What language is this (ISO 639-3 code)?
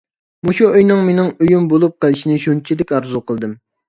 uig